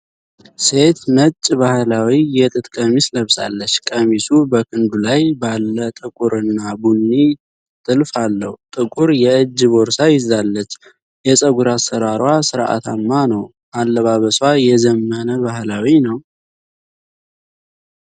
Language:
Amharic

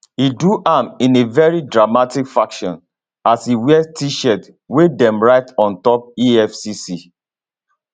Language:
Nigerian Pidgin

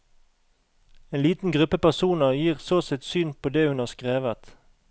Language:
Norwegian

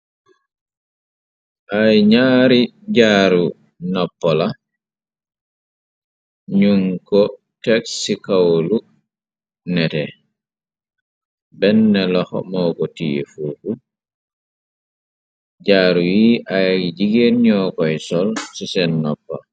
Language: Wolof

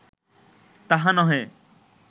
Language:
Bangla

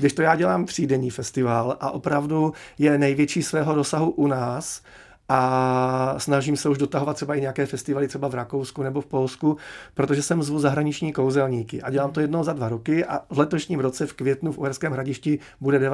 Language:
Czech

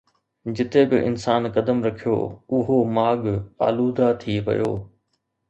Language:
Sindhi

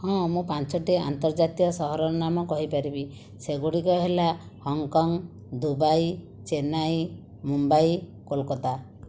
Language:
Odia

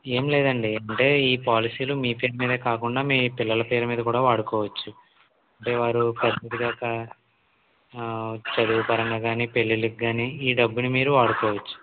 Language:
Telugu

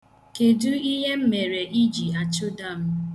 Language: Igbo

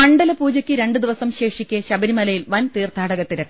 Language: Malayalam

